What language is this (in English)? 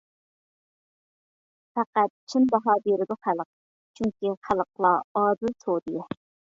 Uyghur